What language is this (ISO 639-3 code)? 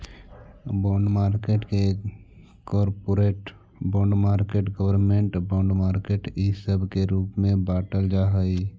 mag